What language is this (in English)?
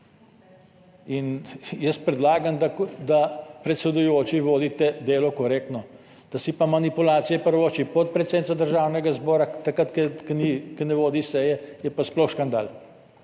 Slovenian